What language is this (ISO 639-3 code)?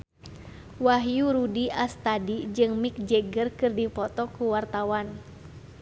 sun